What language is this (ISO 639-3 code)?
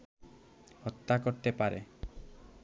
ben